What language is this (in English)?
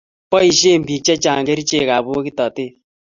Kalenjin